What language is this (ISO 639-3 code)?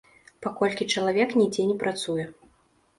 bel